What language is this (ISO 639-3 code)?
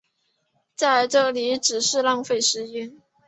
zho